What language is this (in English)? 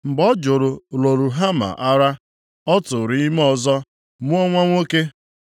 Igbo